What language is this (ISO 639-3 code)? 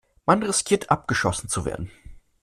deu